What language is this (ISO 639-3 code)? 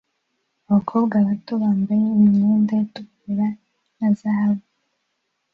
kin